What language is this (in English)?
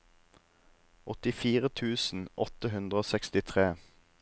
Norwegian